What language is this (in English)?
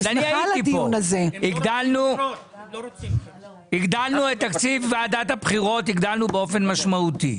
Hebrew